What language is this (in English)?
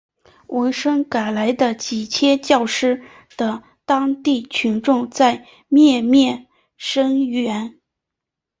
Chinese